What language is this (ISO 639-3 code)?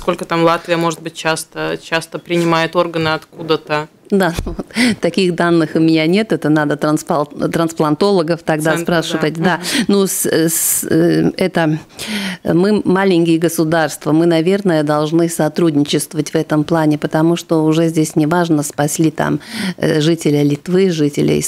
rus